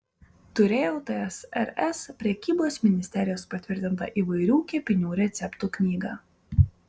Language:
Lithuanian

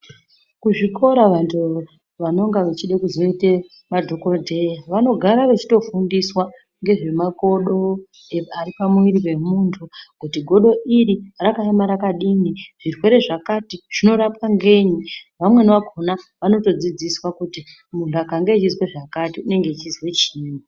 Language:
Ndau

